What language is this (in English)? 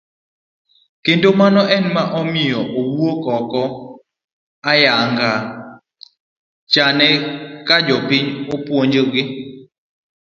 Luo (Kenya and Tanzania)